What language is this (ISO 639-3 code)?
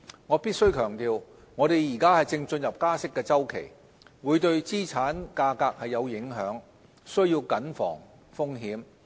yue